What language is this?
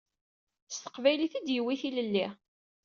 Kabyle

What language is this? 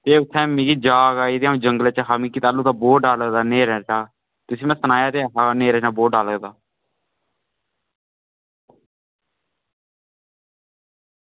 Dogri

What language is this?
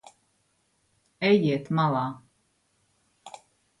Latvian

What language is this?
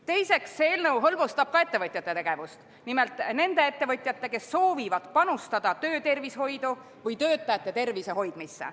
Estonian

